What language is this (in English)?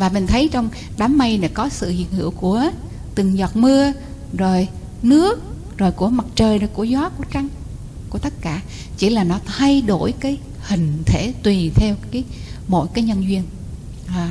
Vietnamese